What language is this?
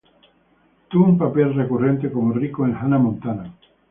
Spanish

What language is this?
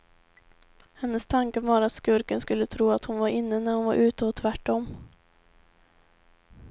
Swedish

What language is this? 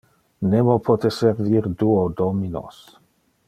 Interlingua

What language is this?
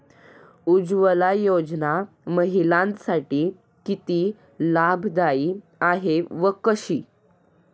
Marathi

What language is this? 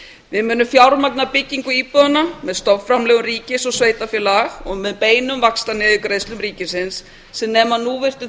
Icelandic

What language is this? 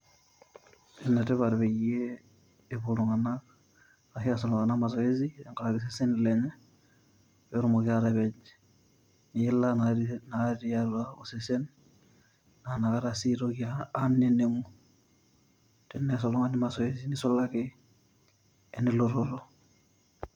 Masai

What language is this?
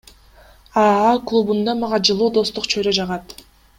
Kyrgyz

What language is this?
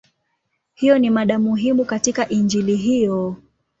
Swahili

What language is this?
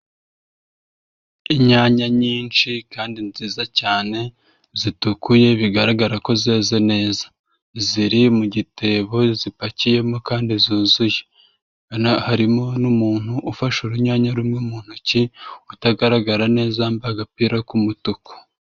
Kinyarwanda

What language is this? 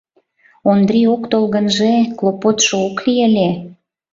Mari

